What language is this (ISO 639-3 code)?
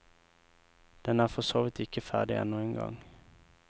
nor